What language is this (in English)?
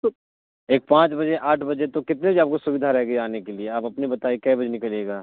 Urdu